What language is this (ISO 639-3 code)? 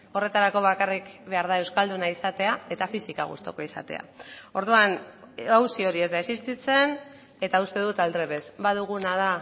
eus